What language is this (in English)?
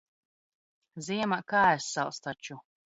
Latvian